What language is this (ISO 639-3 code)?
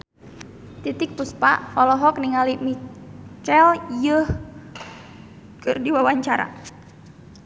sun